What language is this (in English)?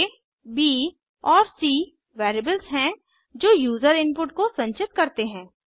Hindi